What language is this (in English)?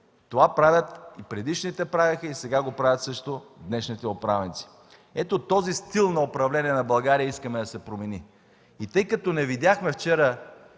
Bulgarian